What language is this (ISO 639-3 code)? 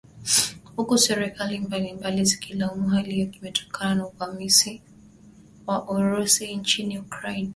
swa